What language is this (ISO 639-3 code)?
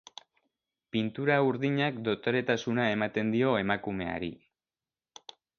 eus